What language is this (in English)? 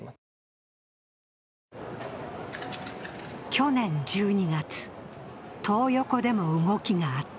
Japanese